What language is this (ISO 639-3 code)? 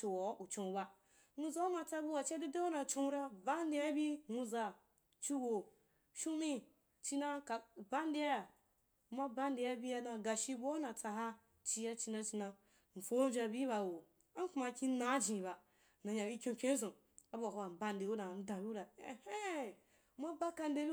juk